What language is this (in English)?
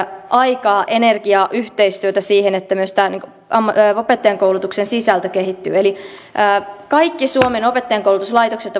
Finnish